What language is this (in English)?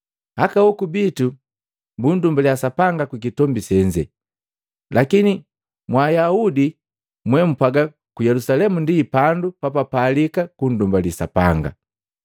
Matengo